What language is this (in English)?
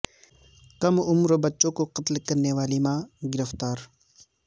Urdu